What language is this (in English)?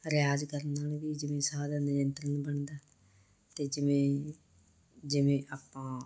Punjabi